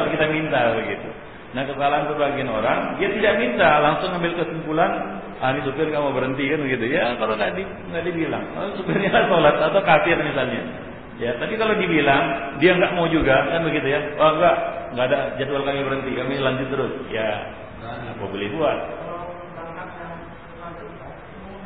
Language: Malay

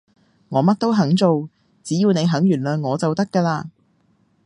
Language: Cantonese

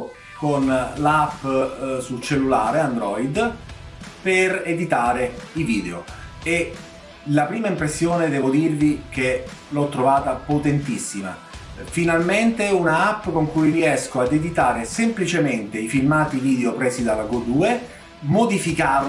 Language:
Italian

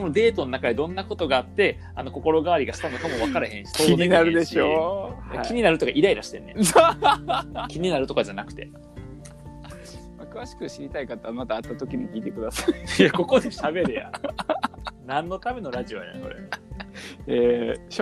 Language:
Japanese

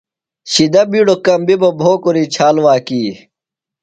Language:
Phalura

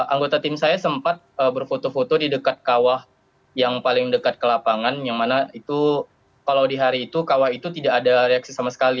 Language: Indonesian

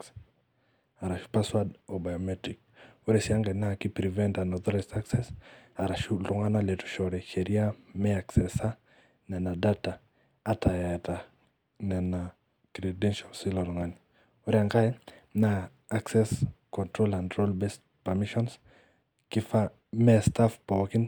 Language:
Masai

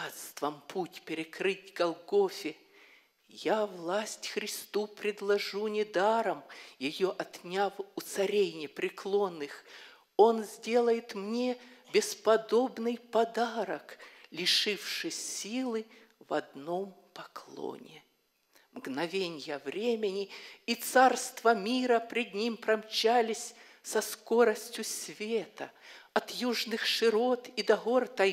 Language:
Russian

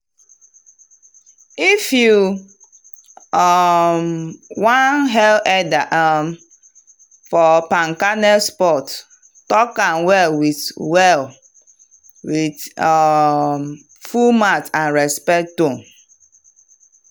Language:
Nigerian Pidgin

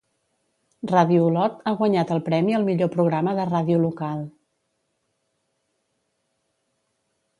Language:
Catalan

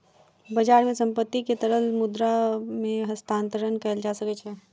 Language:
Maithili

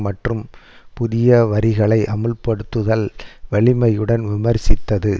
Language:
Tamil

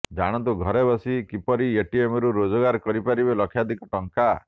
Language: Odia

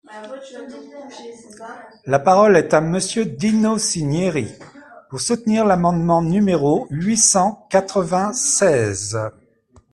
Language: French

